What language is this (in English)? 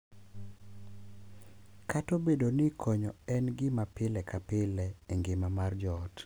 Luo (Kenya and Tanzania)